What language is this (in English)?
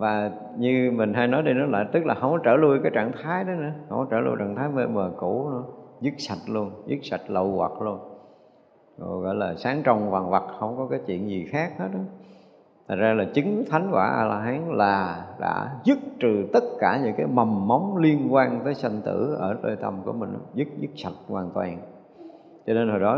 Vietnamese